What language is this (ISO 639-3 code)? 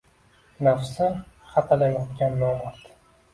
uzb